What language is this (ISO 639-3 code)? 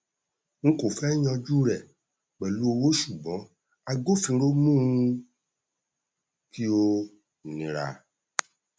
yor